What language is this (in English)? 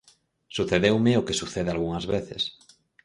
Galician